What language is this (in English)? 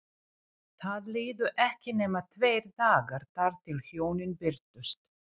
Icelandic